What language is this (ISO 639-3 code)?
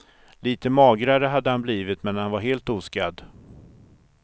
swe